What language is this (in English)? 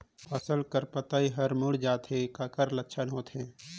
Chhattisgarhi